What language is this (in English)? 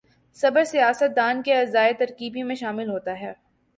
Urdu